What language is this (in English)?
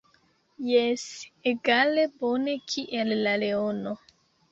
Esperanto